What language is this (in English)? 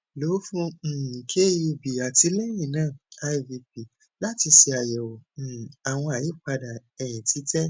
Yoruba